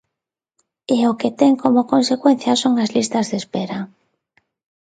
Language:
Galician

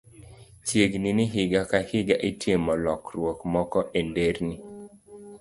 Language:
Luo (Kenya and Tanzania)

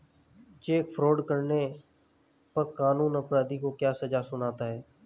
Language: Hindi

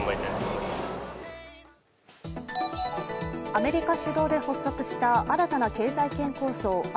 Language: Japanese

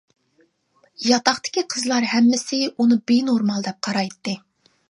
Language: Uyghur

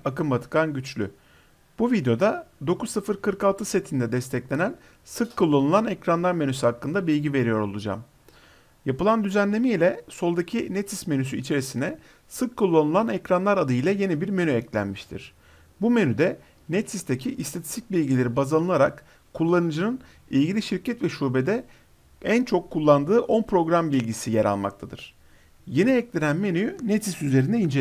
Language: Turkish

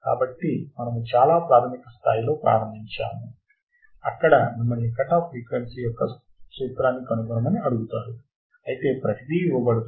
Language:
Telugu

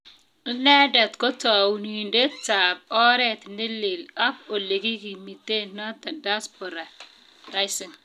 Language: Kalenjin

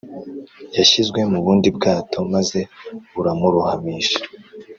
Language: Kinyarwanda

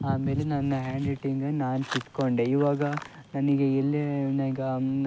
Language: Kannada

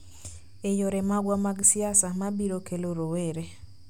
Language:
Luo (Kenya and Tanzania)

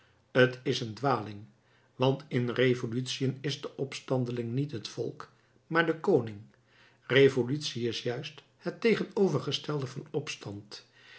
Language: Dutch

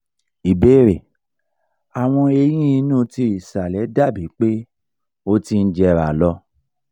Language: Yoruba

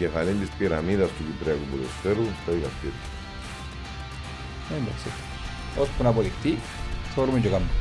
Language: Greek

